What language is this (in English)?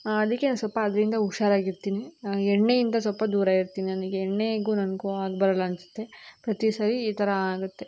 Kannada